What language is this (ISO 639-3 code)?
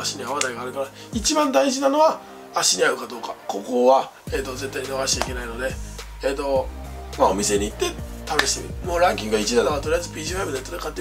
jpn